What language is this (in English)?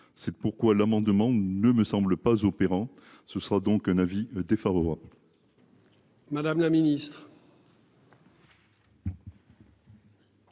French